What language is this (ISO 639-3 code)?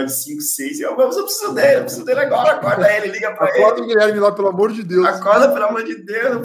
por